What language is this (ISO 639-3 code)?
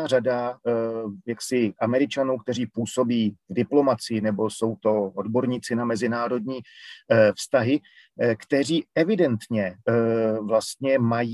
ces